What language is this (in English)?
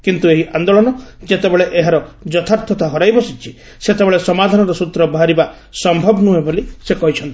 Odia